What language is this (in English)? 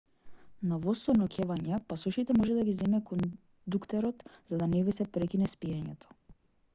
Macedonian